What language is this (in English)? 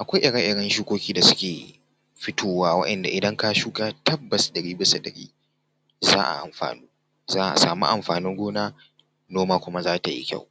Hausa